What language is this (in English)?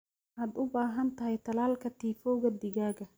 Somali